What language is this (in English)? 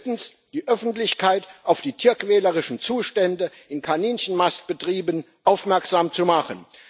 German